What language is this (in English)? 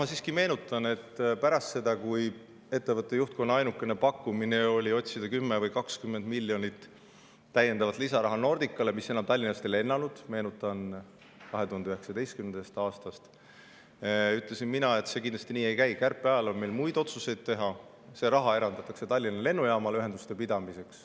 Estonian